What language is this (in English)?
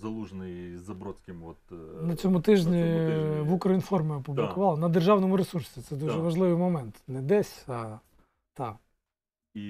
Ukrainian